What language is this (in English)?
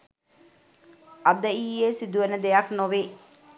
Sinhala